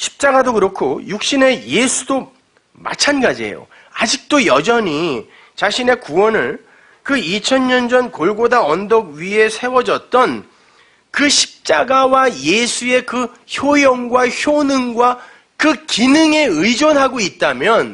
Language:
Korean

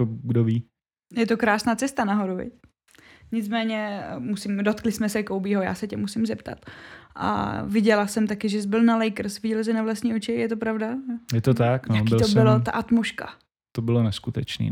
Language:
Czech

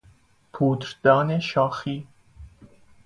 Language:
Persian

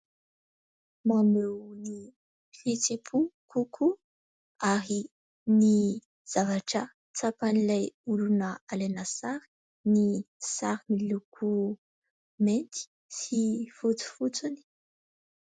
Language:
Malagasy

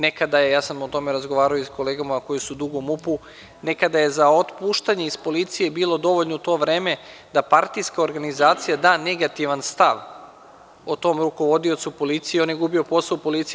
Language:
Serbian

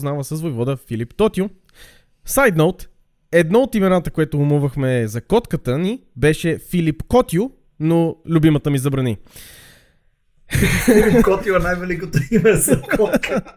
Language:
Bulgarian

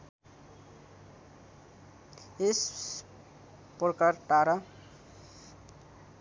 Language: Nepali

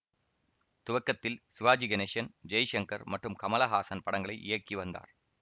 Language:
Tamil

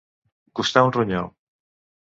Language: Catalan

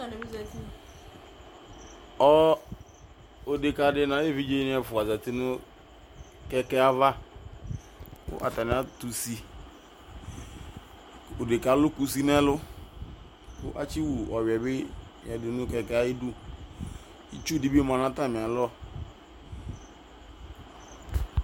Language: Ikposo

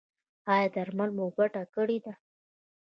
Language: Pashto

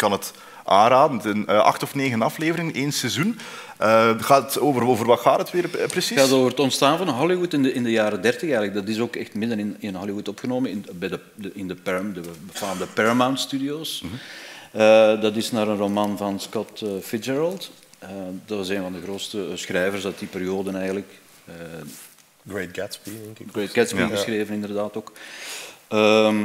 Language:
Dutch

